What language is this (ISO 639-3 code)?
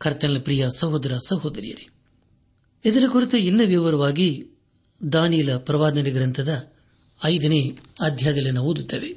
kan